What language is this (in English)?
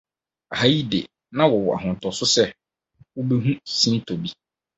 Akan